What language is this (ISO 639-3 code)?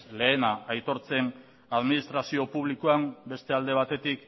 eus